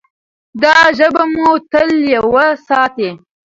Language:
Pashto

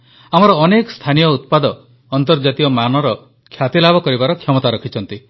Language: Odia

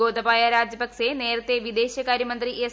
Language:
Malayalam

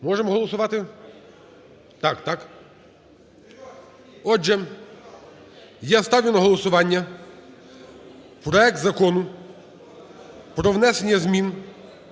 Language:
Ukrainian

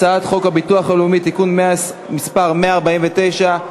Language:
Hebrew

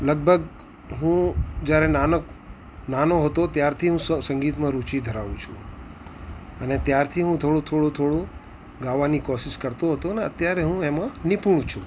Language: Gujarati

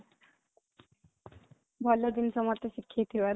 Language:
Odia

